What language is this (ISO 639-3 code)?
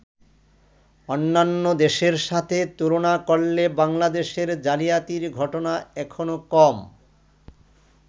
ben